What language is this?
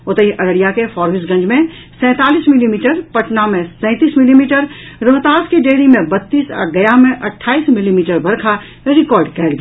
Maithili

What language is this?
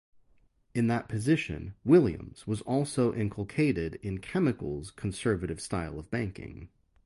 English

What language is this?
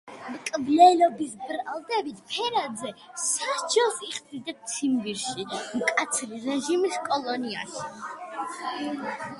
Georgian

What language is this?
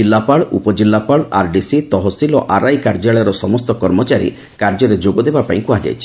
Odia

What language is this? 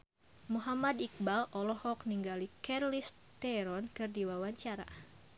Sundanese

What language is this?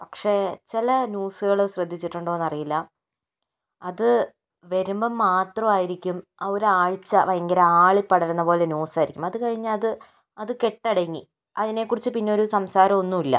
Malayalam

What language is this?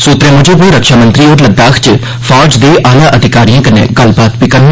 Dogri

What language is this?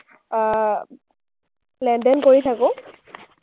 Assamese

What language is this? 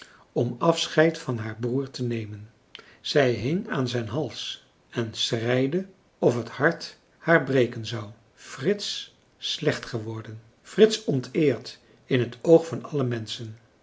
Dutch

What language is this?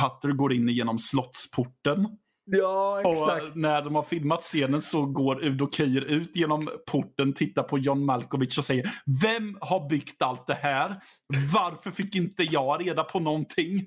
Swedish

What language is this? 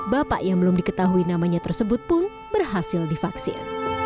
Indonesian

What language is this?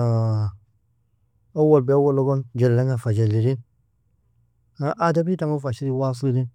Nobiin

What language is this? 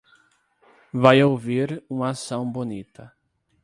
Portuguese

